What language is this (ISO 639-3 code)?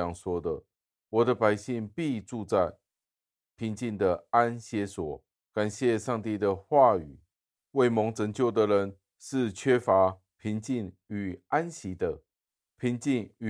zho